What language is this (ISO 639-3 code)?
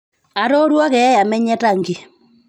mas